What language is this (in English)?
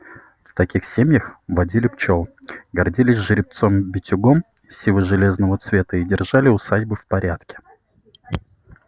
Russian